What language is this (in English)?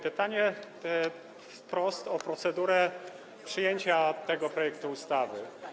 Polish